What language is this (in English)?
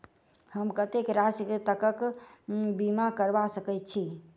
Maithili